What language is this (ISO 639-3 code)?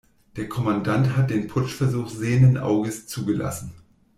deu